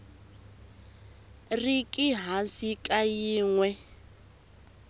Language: Tsonga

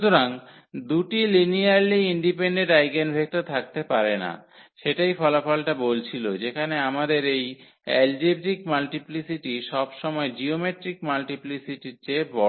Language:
Bangla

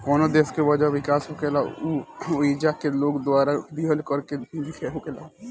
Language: Bhojpuri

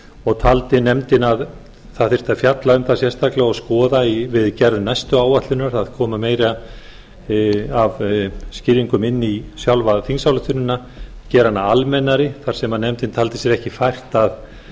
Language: Icelandic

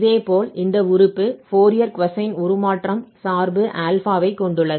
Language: Tamil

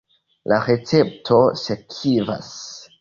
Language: Esperanto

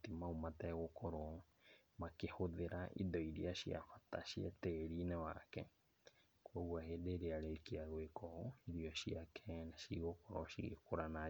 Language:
Kikuyu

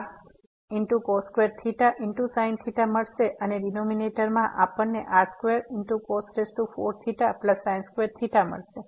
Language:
Gujarati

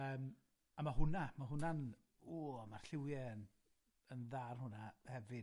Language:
Welsh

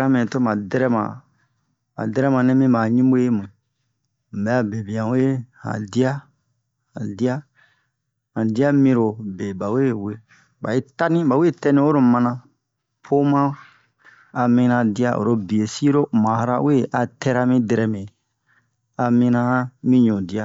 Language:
Bomu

